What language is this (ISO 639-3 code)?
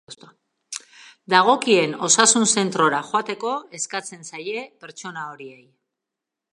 eus